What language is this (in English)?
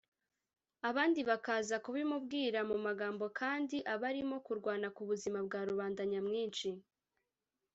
Kinyarwanda